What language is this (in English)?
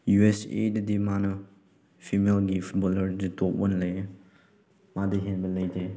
Manipuri